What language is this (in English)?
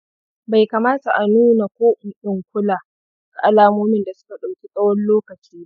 Hausa